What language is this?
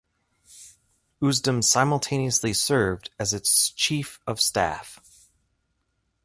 English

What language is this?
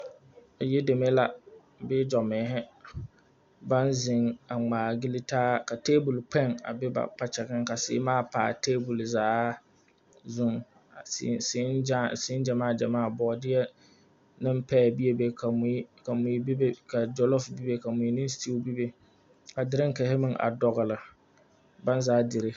Southern Dagaare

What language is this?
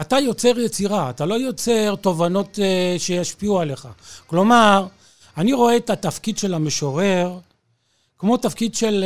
Hebrew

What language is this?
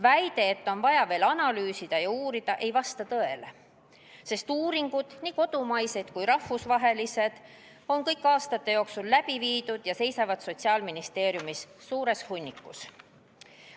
Estonian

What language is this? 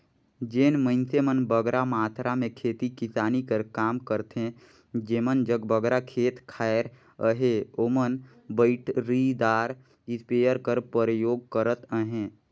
Chhattisgarhi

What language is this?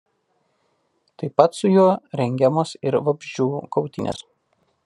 Lithuanian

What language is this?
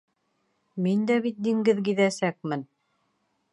Bashkir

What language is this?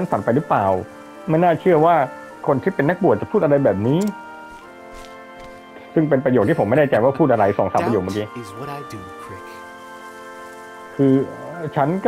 Thai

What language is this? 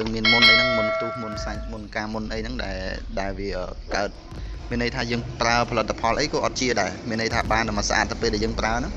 Vietnamese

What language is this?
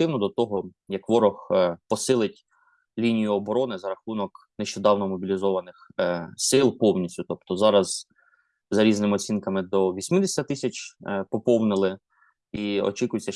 Ukrainian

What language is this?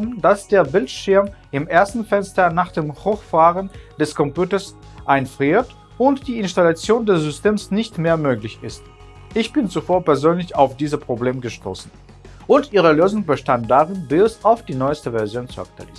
German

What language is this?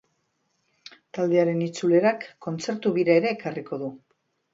Basque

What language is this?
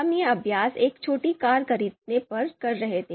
Hindi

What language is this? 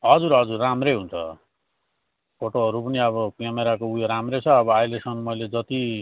Nepali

